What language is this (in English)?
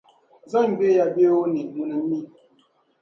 Dagbani